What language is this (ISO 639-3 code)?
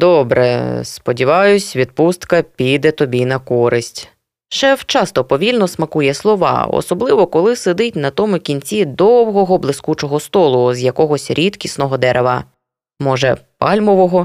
ukr